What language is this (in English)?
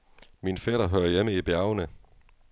Danish